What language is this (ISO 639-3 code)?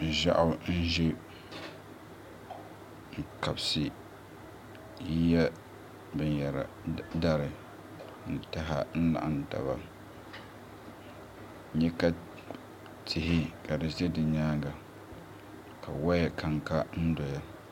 dag